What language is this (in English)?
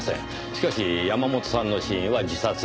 Japanese